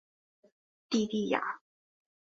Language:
Chinese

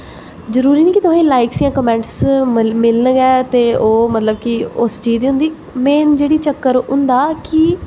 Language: Dogri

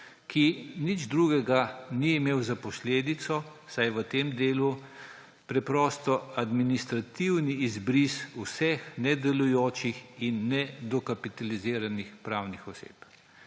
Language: Slovenian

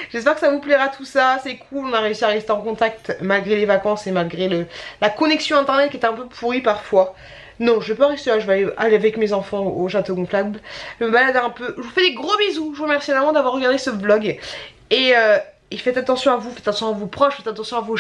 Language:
French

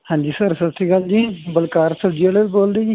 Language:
Punjabi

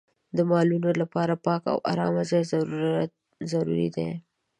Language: Pashto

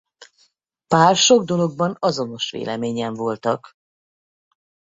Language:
Hungarian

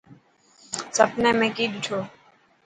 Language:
Dhatki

